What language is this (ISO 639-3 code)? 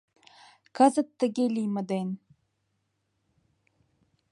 chm